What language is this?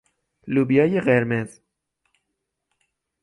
Persian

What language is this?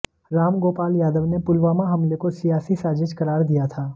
Hindi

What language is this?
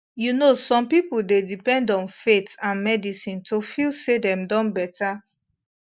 Nigerian Pidgin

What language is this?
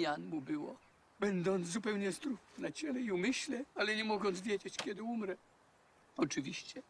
Polish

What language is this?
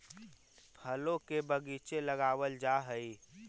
Magahi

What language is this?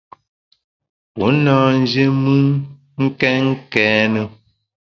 Bamun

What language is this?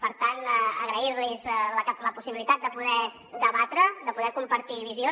Catalan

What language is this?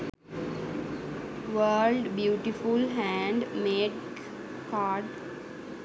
Sinhala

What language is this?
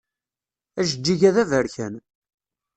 Kabyle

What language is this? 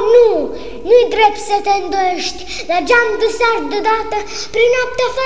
Romanian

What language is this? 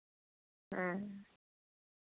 Santali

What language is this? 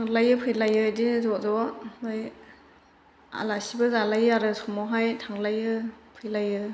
Bodo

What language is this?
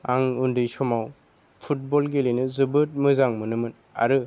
Bodo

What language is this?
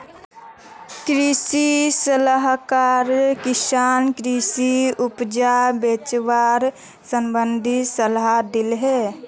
Magahi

